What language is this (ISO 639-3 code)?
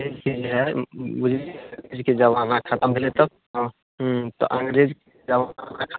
mai